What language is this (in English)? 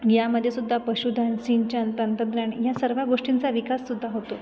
Marathi